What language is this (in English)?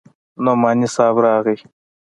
Pashto